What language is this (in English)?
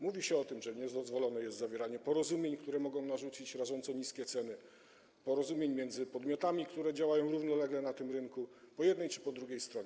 Polish